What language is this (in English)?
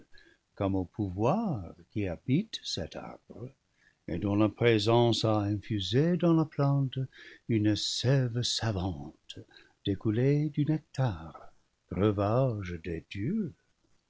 French